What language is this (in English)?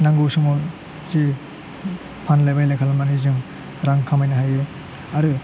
Bodo